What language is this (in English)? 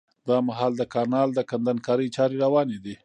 Pashto